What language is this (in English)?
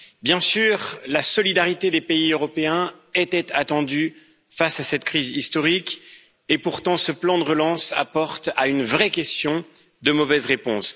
French